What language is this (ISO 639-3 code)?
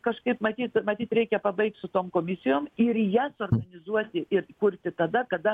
lit